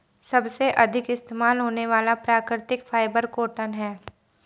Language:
Hindi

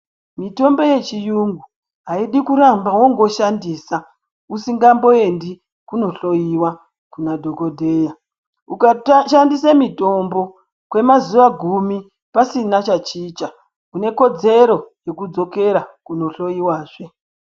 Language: Ndau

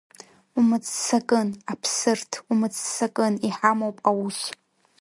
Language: Abkhazian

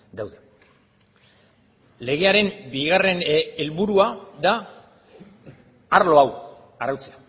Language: Basque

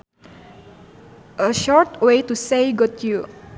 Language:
Sundanese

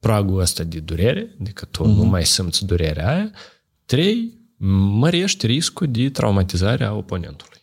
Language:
Romanian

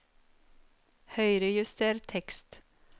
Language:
Norwegian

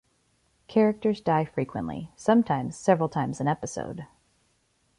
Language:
English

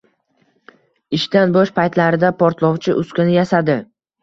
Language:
Uzbek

